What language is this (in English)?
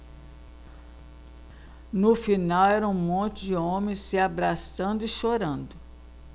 Portuguese